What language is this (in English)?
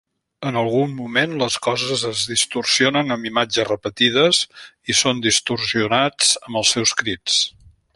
Catalan